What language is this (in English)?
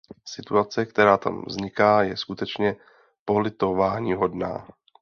Czech